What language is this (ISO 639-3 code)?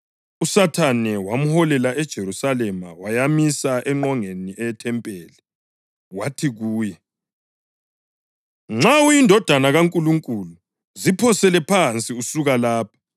nde